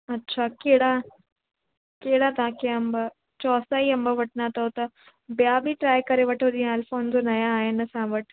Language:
Sindhi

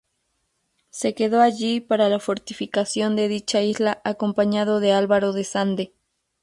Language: Spanish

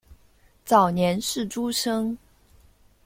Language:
Chinese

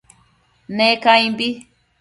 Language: Matsés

